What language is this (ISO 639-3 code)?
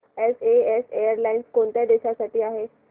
mar